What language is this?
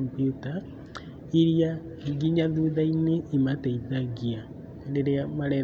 Kikuyu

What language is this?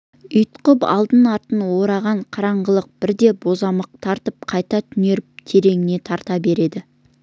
Kazakh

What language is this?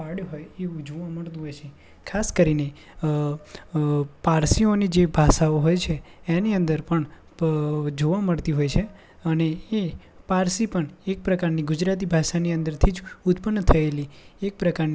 Gujarati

